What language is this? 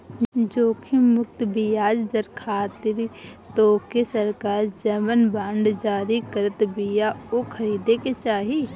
Bhojpuri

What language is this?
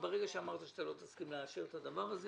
Hebrew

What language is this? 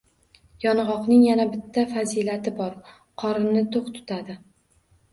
Uzbek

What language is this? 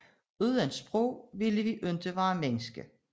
Danish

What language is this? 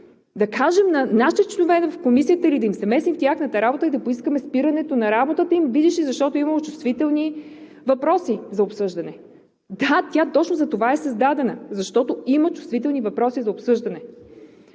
Bulgarian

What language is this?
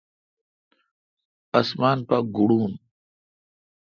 Kalkoti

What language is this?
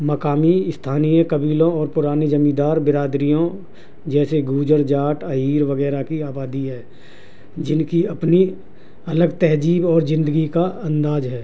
Urdu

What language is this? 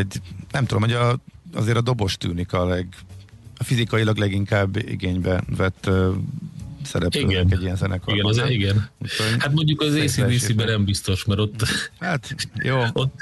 Hungarian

